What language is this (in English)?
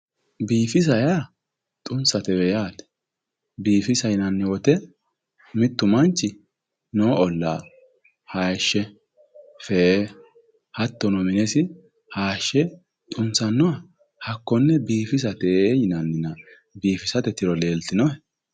Sidamo